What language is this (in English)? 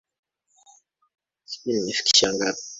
Swahili